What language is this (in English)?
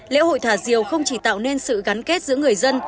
Vietnamese